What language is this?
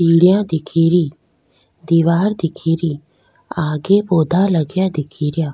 Rajasthani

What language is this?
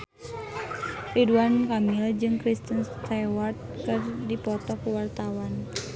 Sundanese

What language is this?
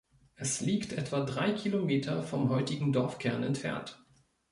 German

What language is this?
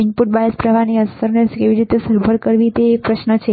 Gujarati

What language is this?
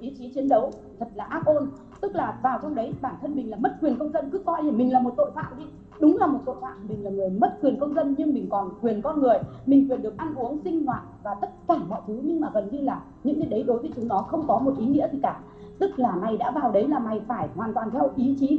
Vietnamese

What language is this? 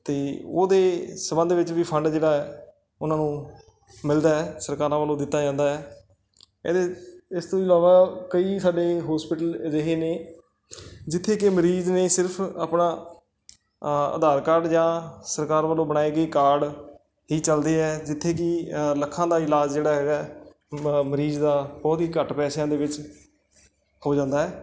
Punjabi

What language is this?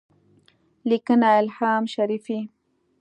Pashto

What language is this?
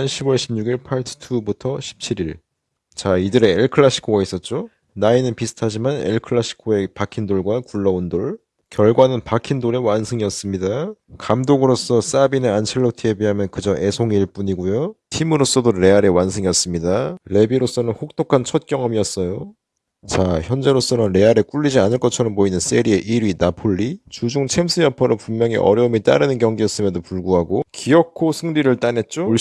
Korean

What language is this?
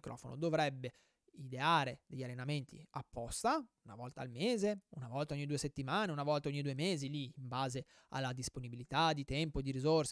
Italian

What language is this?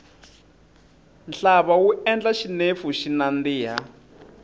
Tsonga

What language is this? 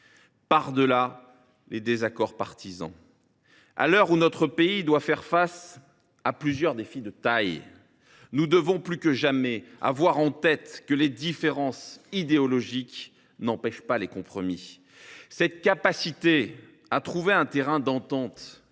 French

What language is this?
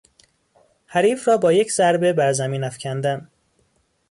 Persian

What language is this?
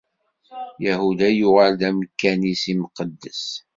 Kabyle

